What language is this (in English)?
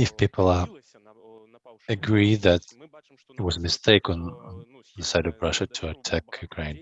English